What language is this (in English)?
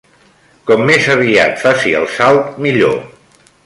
Catalan